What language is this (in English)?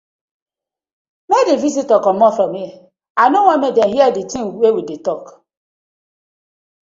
Nigerian Pidgin